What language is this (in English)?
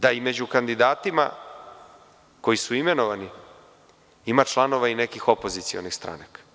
Serbian